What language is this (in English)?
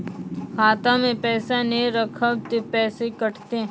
Maithili